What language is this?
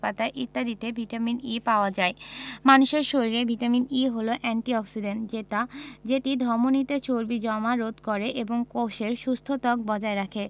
Bangla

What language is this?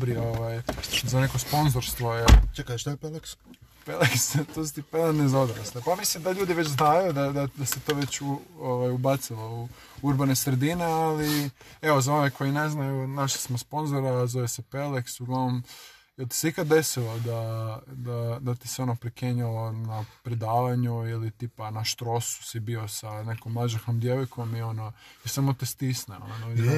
Croatian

